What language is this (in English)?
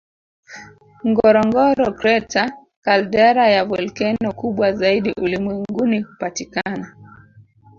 Swahili